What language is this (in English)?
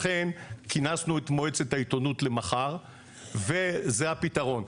Hebrew